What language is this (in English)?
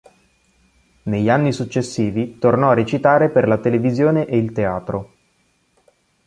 Italian